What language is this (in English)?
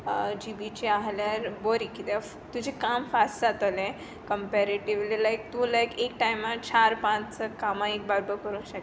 Konkani